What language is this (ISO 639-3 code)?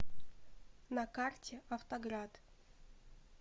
rus